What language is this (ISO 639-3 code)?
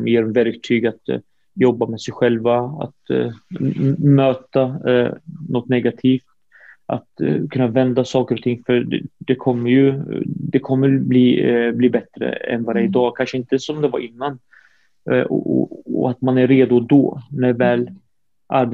swe